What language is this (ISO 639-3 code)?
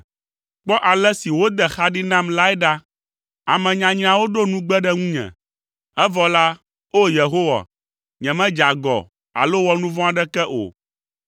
ewe